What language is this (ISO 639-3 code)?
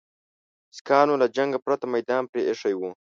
pus